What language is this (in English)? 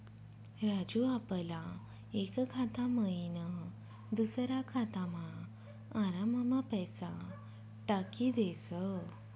Marathi